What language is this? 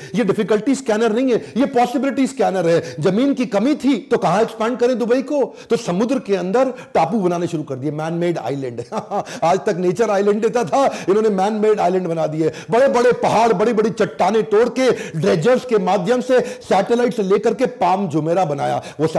Hindi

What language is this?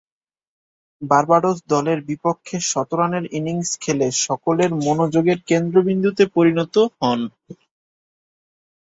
Bangla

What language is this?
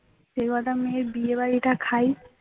Bangla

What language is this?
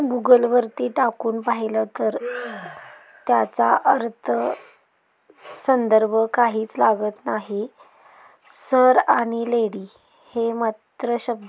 Marathi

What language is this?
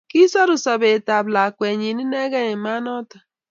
Kalenjin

